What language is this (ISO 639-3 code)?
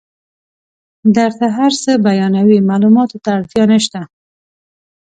pus